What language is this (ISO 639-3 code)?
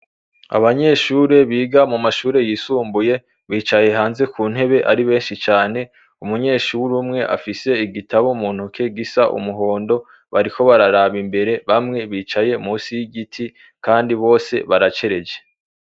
run